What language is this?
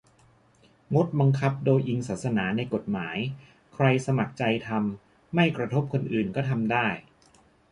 Thai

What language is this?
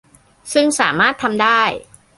Thai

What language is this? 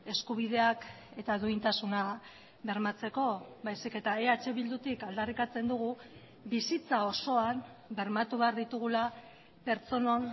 Basque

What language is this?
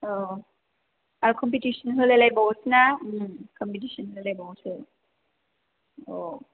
Bodo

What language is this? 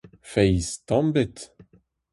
Breton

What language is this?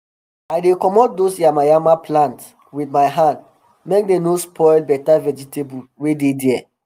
Nigerian Pidgin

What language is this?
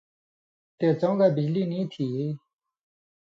Indus Kohistani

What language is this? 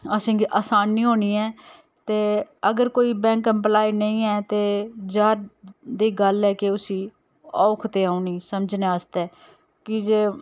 Dogri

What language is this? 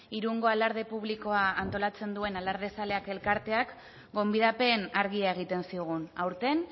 Basque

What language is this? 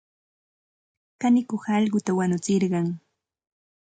Santa Ana de Tusi Pasco Quechua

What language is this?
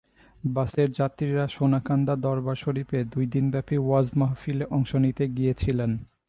Bangla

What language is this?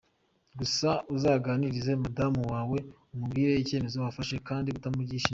Kinyarwanda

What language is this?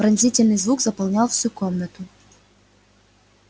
Russian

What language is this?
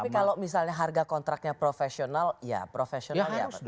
Indonesian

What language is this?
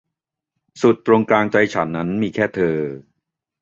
Thai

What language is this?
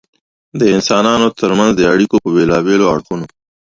Pashto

